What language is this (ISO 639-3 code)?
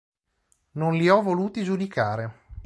ita